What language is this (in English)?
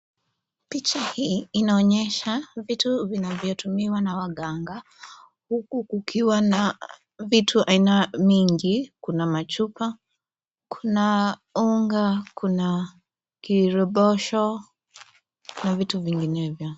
Swahili